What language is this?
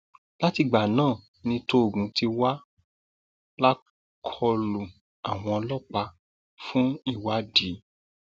Yoruba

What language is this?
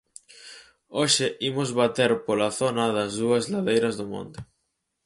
Galician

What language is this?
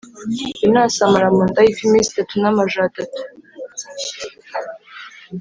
Kinyarwanda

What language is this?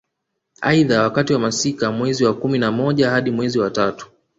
Swahili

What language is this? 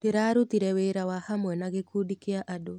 Kikuyu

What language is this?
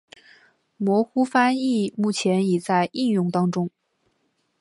Chinese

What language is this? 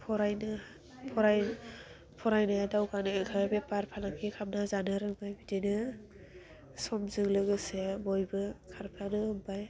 Bodo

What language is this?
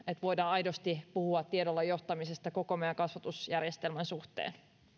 Finnish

